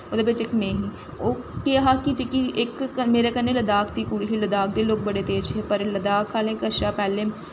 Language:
Dogri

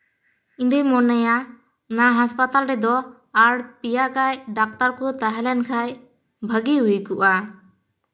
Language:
Santali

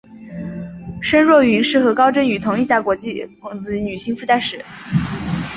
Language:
Chinese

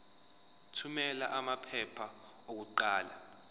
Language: Zulu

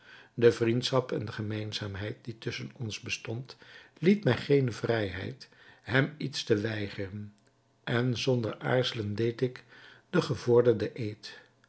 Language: Dutch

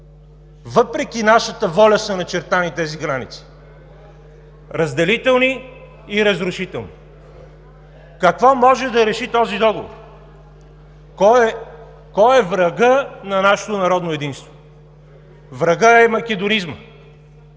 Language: Bulgarian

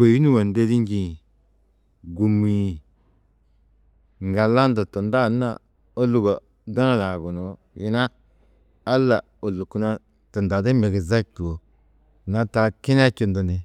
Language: Tedaga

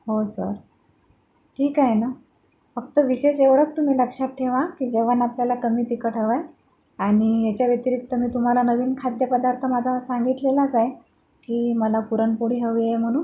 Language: Marathi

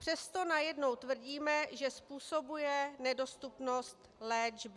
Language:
Czech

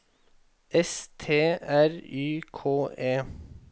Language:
Norwegian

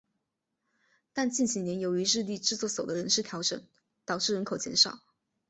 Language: Chinese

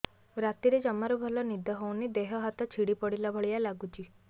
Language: Odia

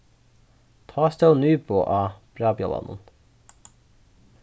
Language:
Faroese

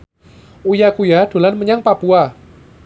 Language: Javanese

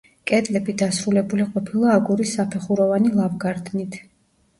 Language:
Georgian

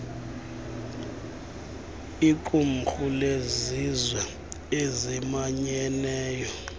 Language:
Xhosa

